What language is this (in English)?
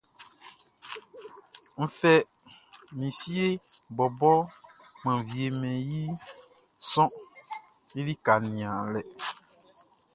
Baoulé